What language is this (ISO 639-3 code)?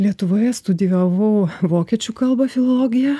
lit